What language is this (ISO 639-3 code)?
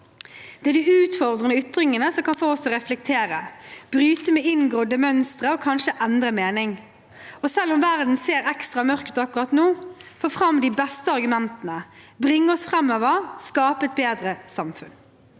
nor